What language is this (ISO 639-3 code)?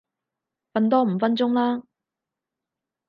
yue